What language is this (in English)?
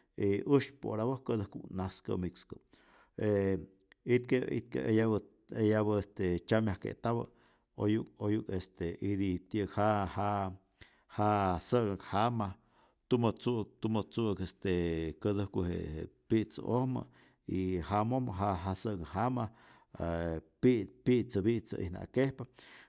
Rayón Zoque